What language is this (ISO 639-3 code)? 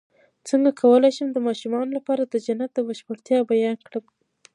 pus